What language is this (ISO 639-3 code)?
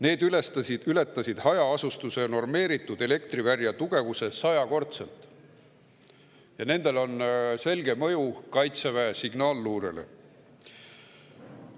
est